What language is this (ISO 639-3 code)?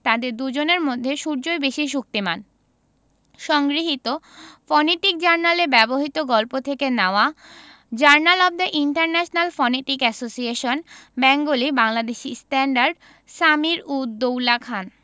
ben